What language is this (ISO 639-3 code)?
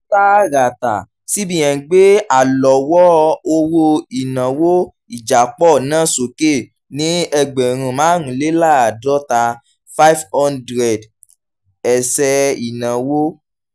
yor